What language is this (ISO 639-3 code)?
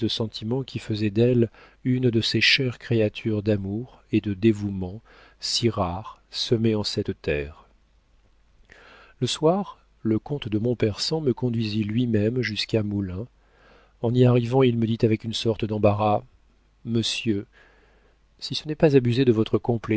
fra